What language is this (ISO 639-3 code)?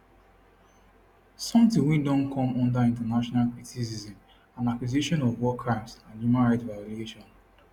pcm